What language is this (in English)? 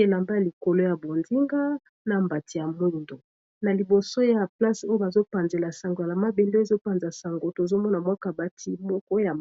Lingala